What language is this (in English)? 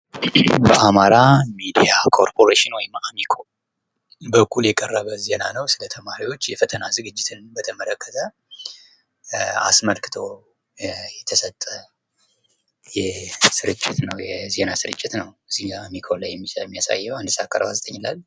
Amharic